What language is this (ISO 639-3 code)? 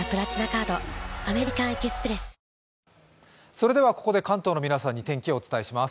jpn